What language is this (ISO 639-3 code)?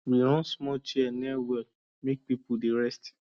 pcm